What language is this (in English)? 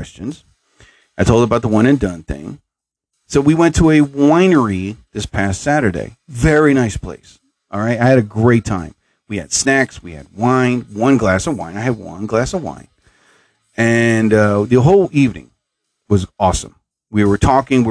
English